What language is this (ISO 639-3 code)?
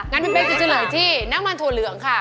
tha